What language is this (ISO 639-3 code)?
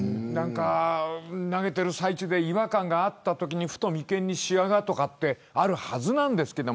jpn